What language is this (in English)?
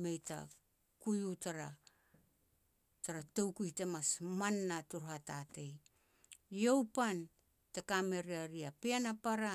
Petats